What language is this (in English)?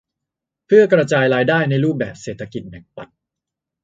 Thai